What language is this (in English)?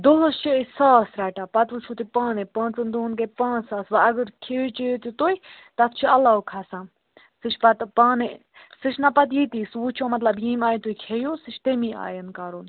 Kashmiri